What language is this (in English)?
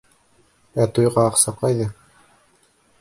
Bashkir